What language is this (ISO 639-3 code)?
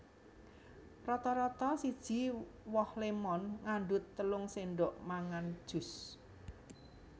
jav